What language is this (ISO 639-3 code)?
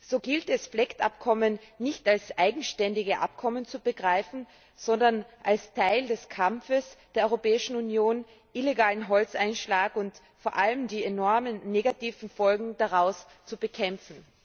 deu